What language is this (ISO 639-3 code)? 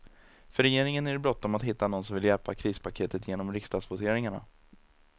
swe